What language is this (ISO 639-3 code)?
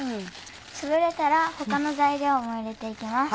jpn